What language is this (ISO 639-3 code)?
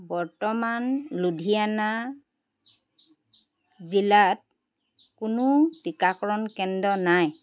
asm